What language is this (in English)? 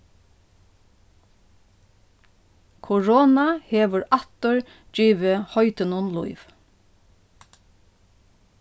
Faroese